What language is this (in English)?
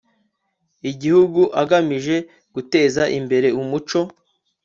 Kinyarwanda